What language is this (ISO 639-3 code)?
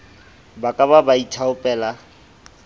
sot